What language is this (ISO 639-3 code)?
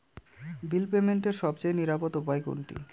ben